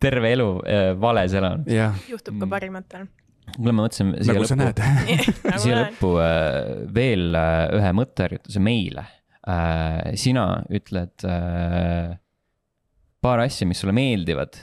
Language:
Finnish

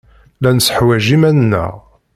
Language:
Kabyle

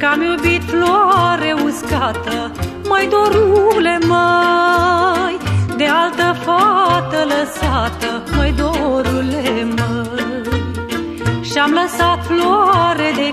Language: Romanian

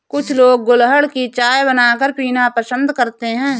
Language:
Hindi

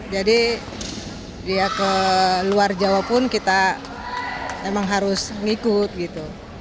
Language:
Indonesian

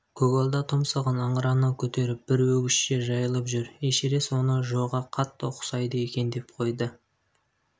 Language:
Kazakh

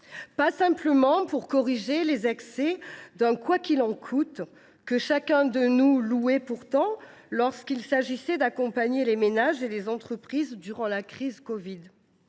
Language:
French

